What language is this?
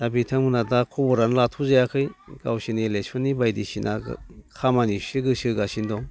Bodo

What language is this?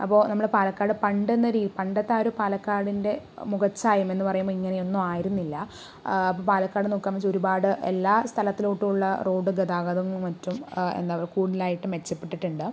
Malayalam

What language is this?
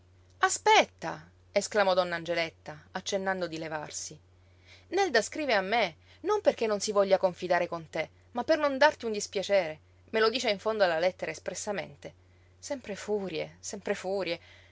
Italian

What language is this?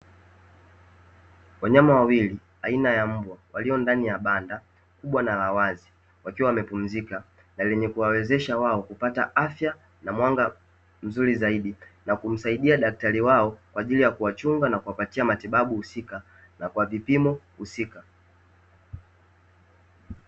Swahili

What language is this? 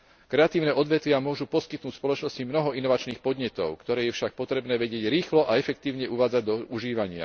Slovak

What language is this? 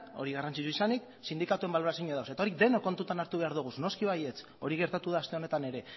Basque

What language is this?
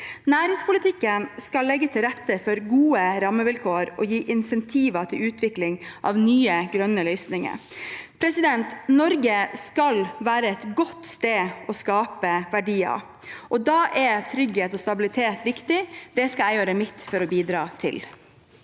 Norwegian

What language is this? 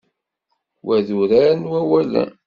Kabyle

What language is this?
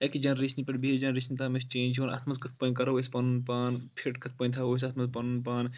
Kashmiri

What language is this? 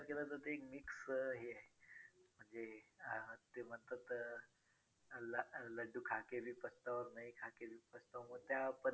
Marathi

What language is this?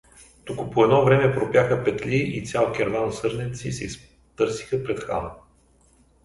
Bulgarian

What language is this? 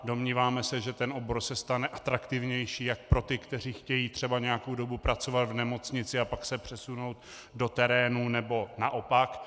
Czech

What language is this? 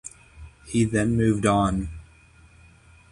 English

